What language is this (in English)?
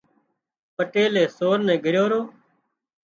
Wadiyara Koli